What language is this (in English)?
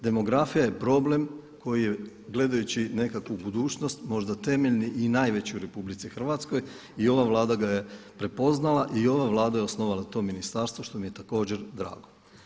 Croatian